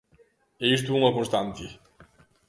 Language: Galician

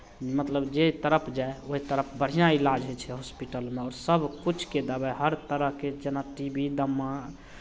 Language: Maithili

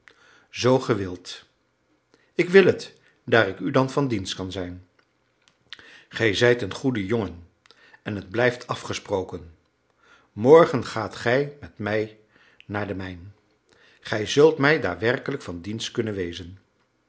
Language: Dutch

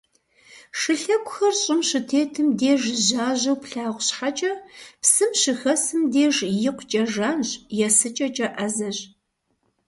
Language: Kabardian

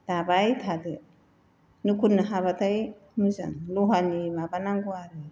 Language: Bodo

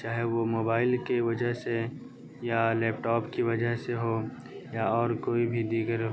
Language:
Urdu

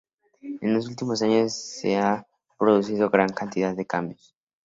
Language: Spanish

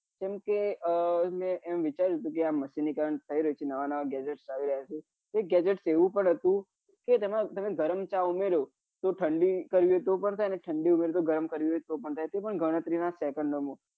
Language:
Gujarati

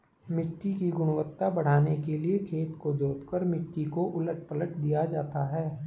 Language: Hindi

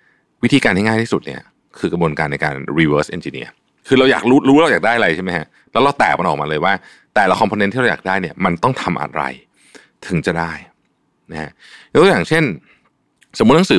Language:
Thai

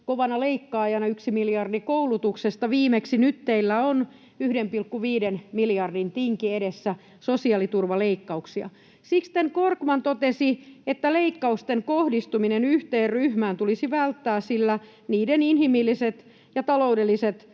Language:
Finnish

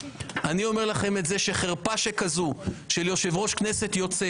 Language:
Hebrew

